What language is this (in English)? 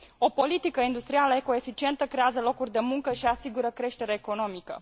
Romanian